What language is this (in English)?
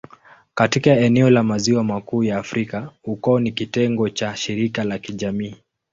Swahili